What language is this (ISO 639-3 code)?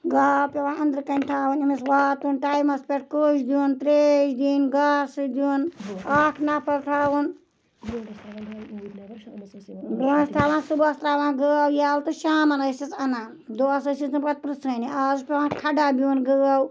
kas